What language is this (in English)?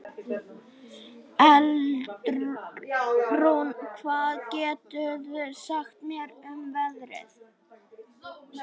Icelandic